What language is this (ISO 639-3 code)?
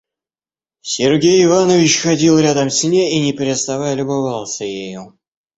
rus